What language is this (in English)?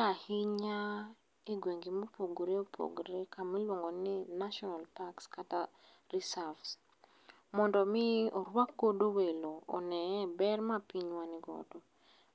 Luo (Kenya and Tanzania)